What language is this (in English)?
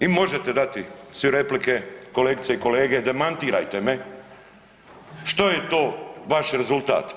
Croatian